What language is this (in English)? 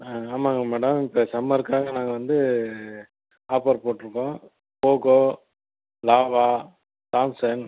Tamil